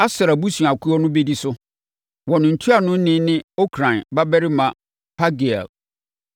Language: Akan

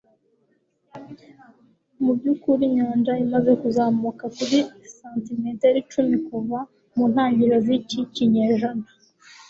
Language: Kinyarwanda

